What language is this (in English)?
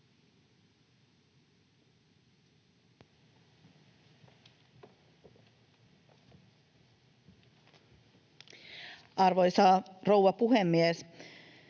Finnish